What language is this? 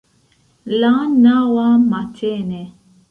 Esperanto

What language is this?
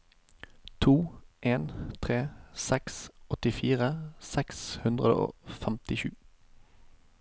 Norwegian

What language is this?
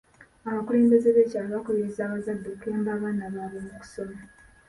Ganda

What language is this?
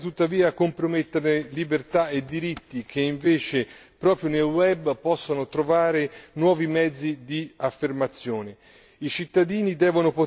Italian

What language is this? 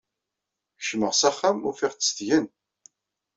Kabyle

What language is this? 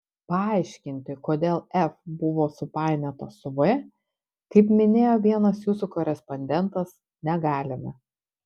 Lithuanian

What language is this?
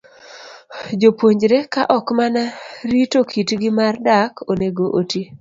Luo (Kenya and Tanzania)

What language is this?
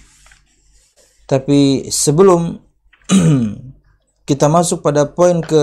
Indonesian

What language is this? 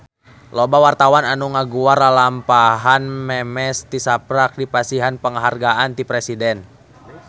Sundanese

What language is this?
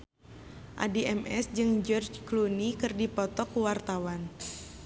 Sundanese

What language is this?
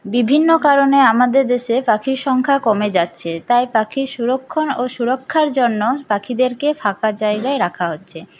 Bangla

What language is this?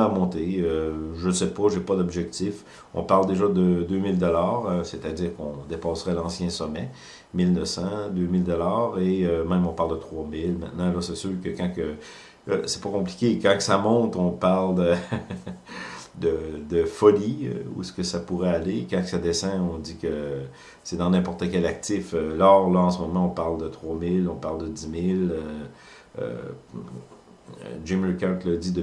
French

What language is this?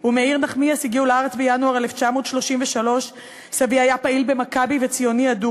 Hebrew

